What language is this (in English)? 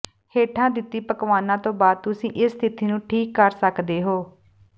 Punjabi